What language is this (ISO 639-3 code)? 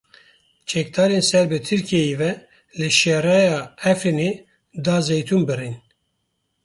kur